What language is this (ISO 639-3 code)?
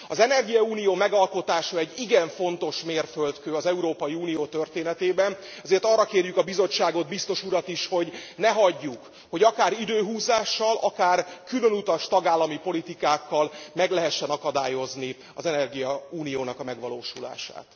hun